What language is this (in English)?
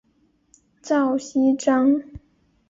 Chinese